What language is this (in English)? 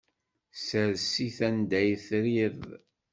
Kabyle